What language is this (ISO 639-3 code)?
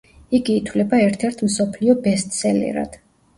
kat